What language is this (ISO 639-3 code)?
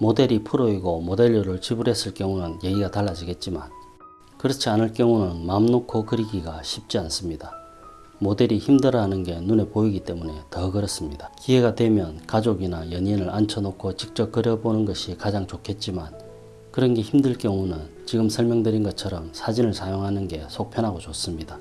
kor